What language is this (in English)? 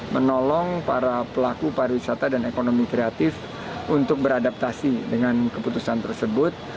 Indonesian